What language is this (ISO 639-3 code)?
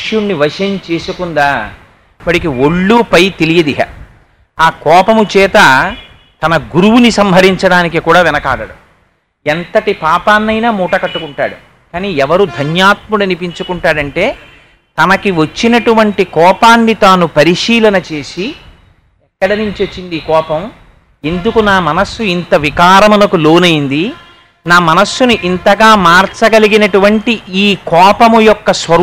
tel